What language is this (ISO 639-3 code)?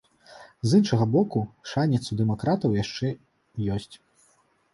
bel